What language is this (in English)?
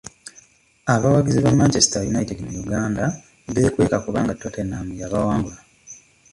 Ganda